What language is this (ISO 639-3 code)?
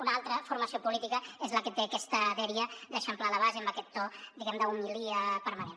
cat